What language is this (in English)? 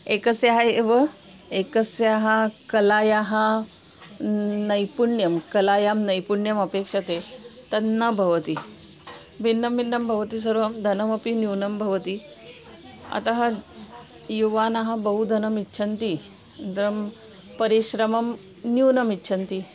Sanskrit